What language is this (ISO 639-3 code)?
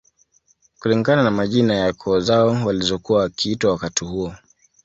swa